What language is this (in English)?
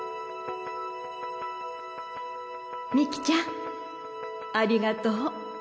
Japanese